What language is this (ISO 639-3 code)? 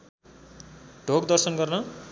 nep